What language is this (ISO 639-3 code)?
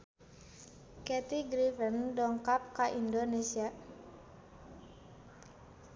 sun